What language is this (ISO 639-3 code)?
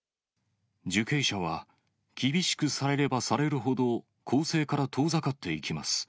jpn